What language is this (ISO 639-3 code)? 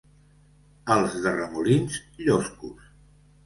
cat